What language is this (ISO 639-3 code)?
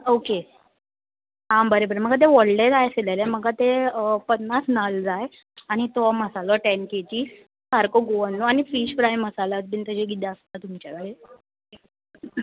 kok